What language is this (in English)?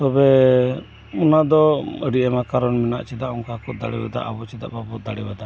Santali